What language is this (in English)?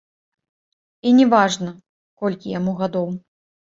Belarusian